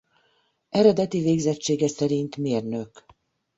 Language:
Hungarian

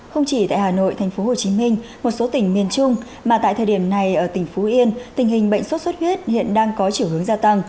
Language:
Vietnamese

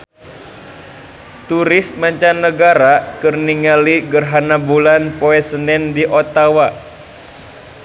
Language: Sundanese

